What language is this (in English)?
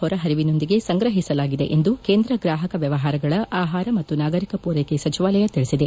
Kannada